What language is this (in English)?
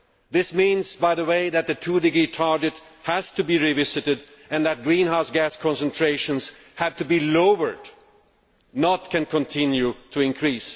English